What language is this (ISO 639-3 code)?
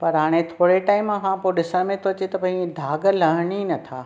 snd